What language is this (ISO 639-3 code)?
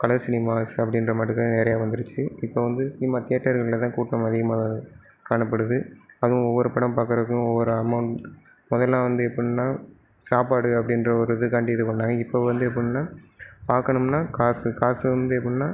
tam